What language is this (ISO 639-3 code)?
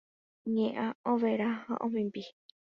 grn